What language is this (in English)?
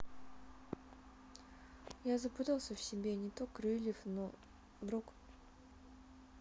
Russian